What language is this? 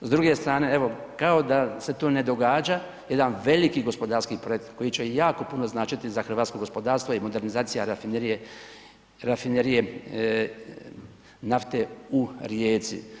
Croatian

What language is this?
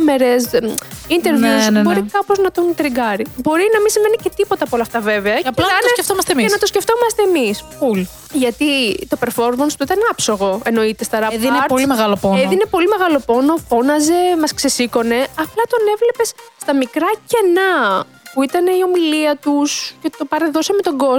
Greek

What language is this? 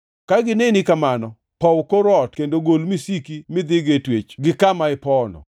Luo (Kenya and Tanzania)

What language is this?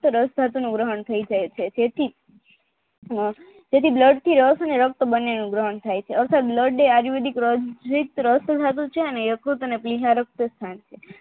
Gujarati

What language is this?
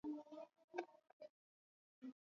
Swahili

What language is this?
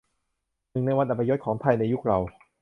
Thai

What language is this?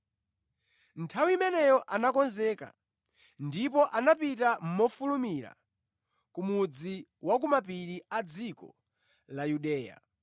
Nyanja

